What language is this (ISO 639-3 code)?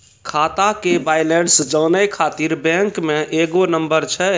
mai